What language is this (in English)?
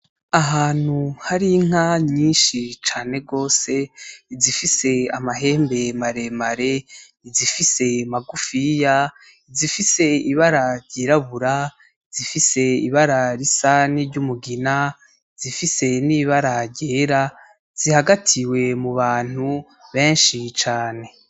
Rundi